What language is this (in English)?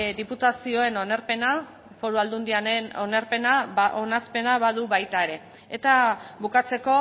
Basque